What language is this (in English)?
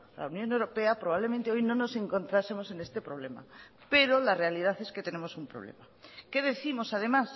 Spanish